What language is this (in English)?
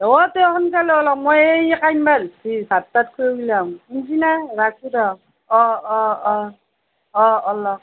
Assamese